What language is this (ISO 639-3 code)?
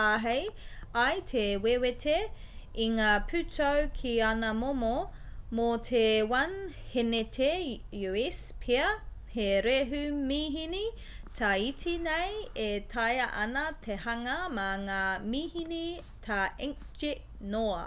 mri